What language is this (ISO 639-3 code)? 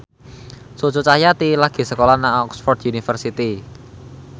jav